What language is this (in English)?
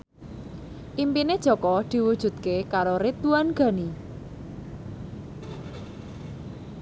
Javanese